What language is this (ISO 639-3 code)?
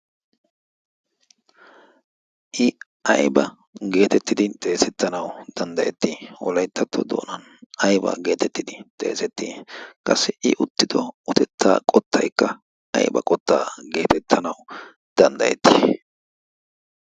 wal